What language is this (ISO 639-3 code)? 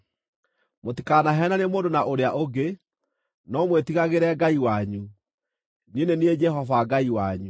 kik